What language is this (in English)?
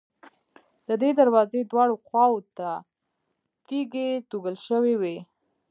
Pashto